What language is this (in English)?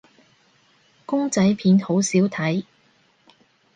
Cantonese